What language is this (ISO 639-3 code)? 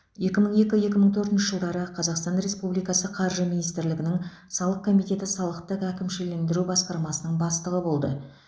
kaz